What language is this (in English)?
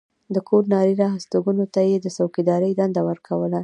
Pashto